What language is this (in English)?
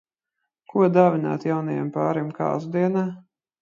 Latvian